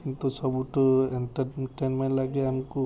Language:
Odia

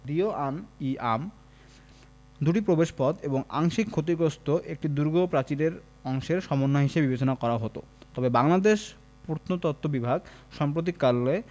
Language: Bangla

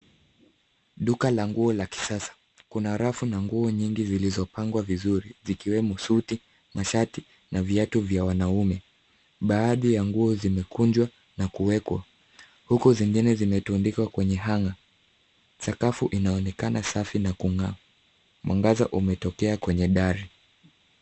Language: Swahili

